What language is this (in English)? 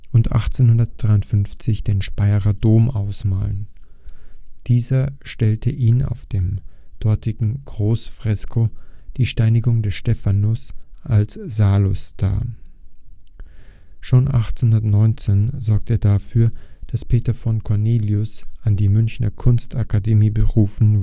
German